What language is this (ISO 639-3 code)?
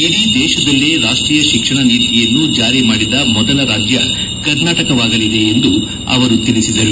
kan